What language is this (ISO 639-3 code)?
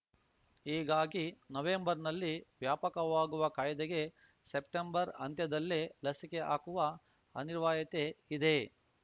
kan